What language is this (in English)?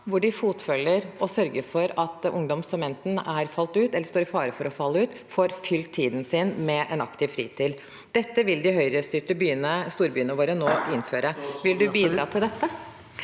Norwegian